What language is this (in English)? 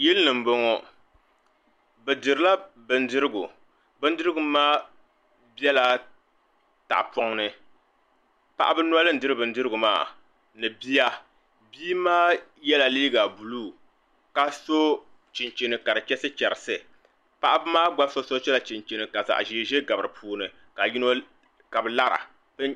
Dagbani